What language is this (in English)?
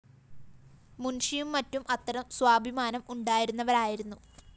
Malayalam